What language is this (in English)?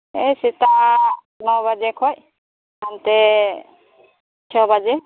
Santali